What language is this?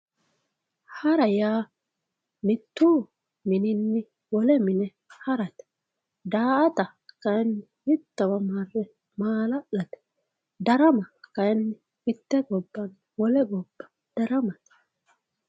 Sidamo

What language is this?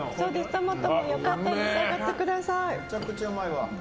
Japanese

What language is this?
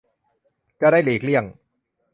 Thai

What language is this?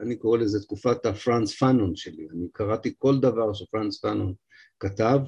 Hebrew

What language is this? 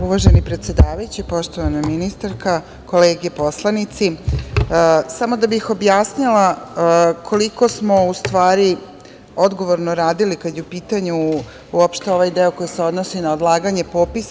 Serbian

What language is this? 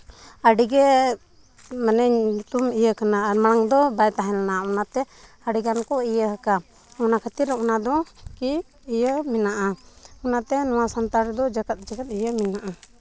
Santali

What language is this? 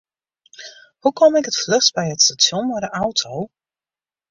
Western Frisian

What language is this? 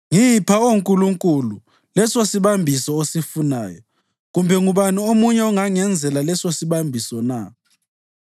North Ndebele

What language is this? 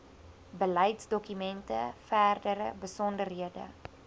Afrikaans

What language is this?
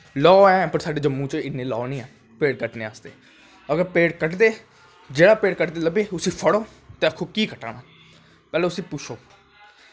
Dogri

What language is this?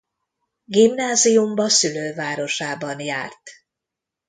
Hungarian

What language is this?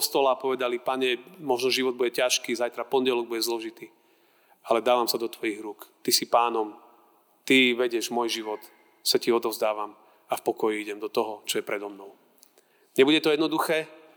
Slovak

